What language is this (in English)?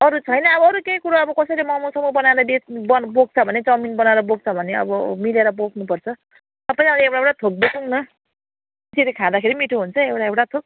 Nepali